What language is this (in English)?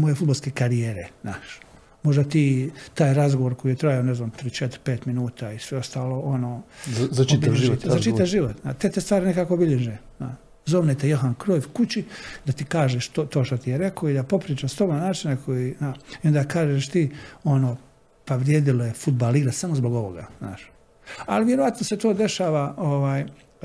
Croatian